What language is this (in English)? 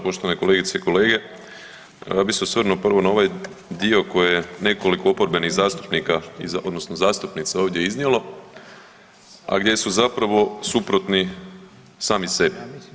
Croatian